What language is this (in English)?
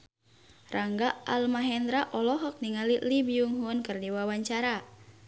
Sundanese